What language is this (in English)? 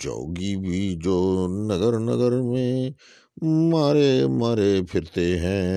Urdu